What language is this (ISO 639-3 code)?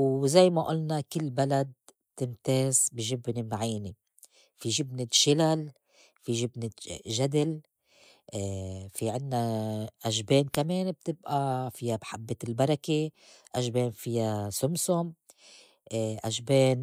apc